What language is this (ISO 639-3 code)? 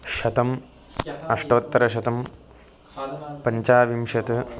san